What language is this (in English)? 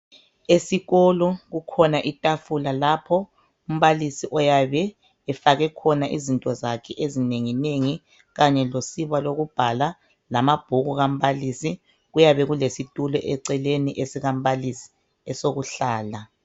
North Ndebele